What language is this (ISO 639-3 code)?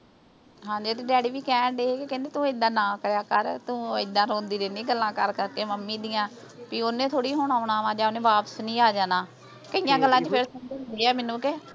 pan